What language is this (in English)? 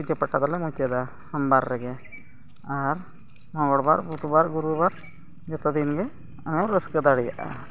Santali